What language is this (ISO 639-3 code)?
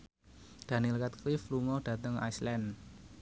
jav